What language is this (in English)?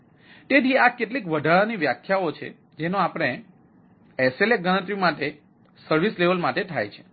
Gujarati